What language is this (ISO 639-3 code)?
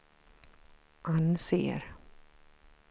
swe